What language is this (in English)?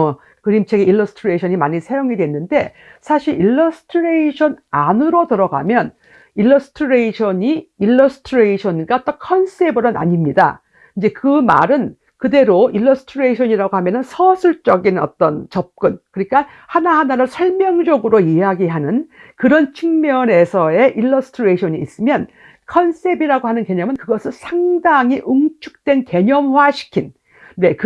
Korean